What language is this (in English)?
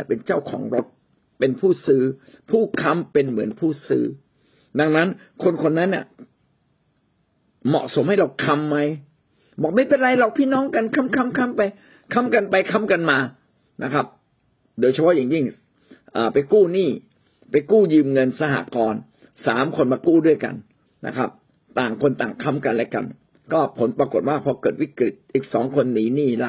Thai